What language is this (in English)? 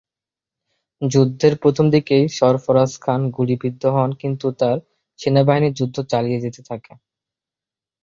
Bangla